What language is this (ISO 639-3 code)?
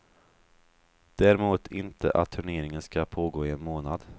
swe